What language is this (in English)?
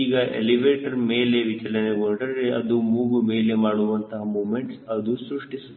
Kannada